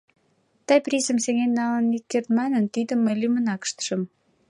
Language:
Mari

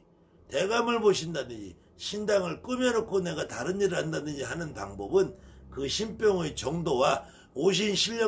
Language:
Korean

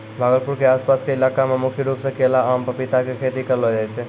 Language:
Maithili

